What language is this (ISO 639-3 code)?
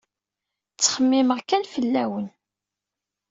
kab